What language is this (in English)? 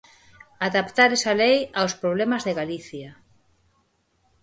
Galician